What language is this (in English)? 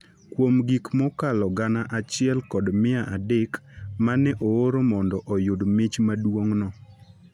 Luo (Kenya and Tanzania)